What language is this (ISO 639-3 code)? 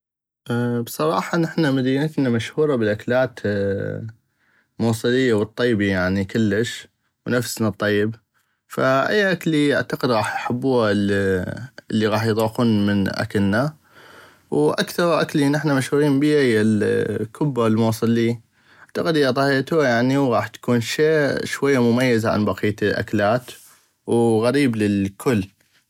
ayp